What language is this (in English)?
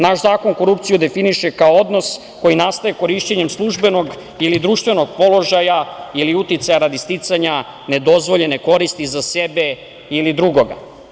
Serbian